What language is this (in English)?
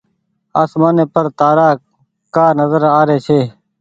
Goaria